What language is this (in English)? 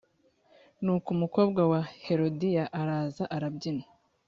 Kinyarwanda